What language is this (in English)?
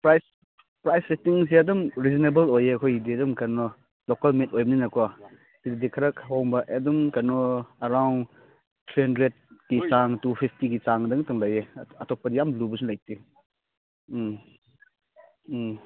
Manipuri